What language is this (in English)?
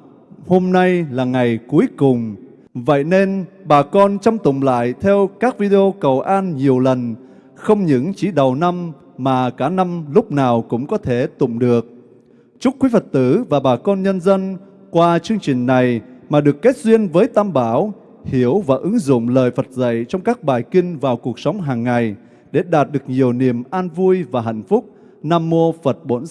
Vietnamese